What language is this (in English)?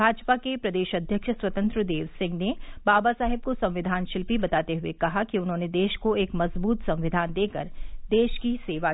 Hindi